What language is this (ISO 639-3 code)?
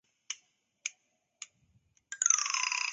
zho